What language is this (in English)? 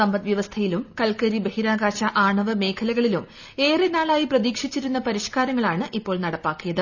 Malayalam